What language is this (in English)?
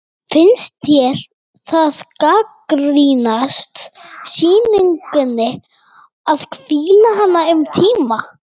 Icelandic